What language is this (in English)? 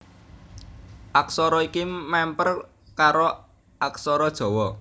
Javanese